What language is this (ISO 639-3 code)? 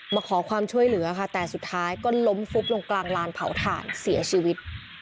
tha